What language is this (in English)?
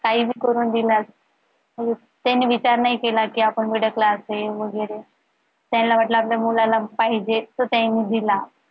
Marathi